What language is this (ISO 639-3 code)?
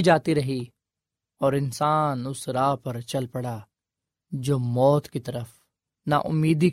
urd